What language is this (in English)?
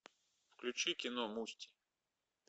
Russian